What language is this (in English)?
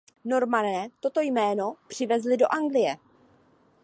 Czech